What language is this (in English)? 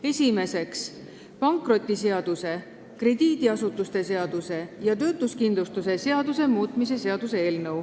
Estonian